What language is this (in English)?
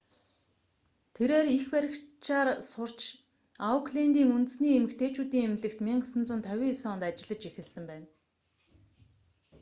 Mongolian